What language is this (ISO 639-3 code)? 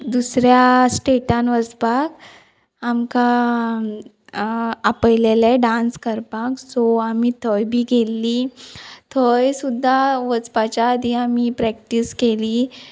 kok